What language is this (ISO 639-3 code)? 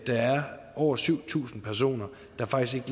dan